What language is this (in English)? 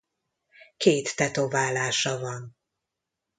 Hungarian